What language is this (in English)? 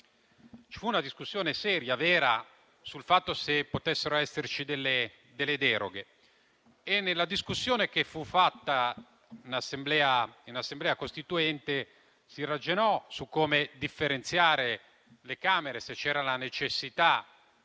Italian